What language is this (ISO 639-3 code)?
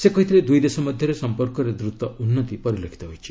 ori